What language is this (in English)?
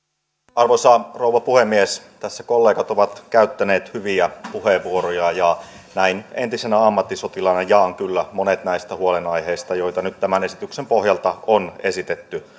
Finnish